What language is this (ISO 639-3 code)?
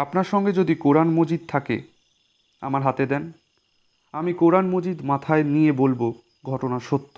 ben